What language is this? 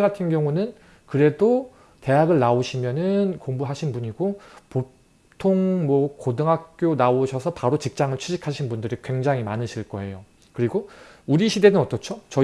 Korean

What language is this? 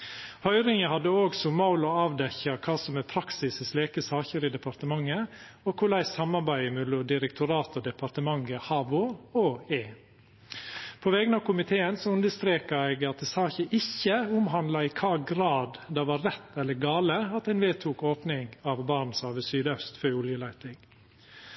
Norwegian Nynorsk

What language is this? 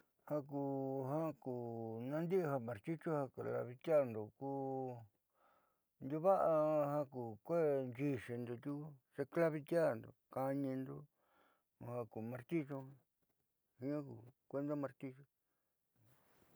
Southeastern Nochixtlán Mixtec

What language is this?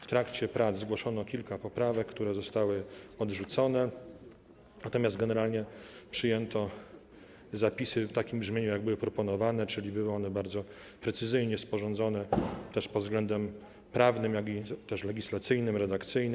Polish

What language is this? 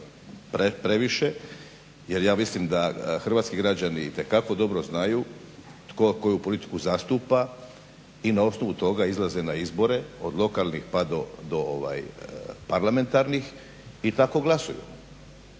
Croatian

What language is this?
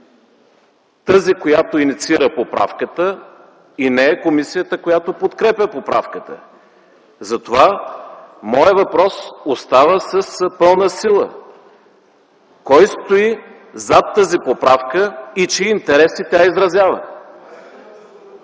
Bulgarian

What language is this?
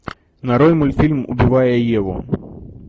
Russian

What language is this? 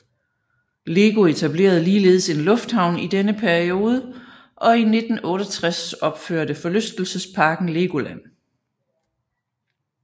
Danish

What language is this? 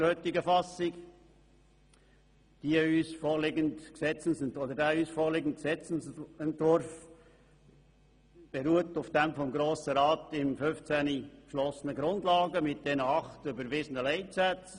Swiss German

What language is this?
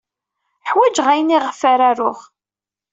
Kabyle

